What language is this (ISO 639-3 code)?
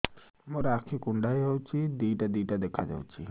ori